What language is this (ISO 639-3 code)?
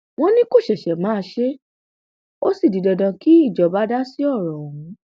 yor